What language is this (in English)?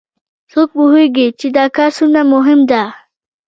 Pashto